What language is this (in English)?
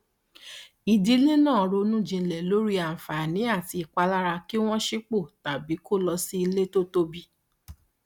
Yoruba